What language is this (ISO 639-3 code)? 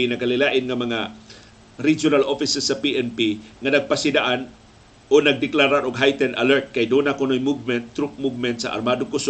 fil